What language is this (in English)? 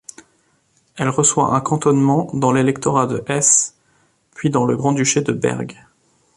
French